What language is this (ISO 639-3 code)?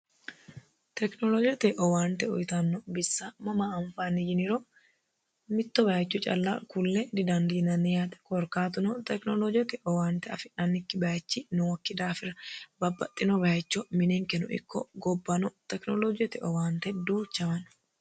sid